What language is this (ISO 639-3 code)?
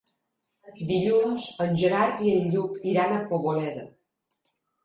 cat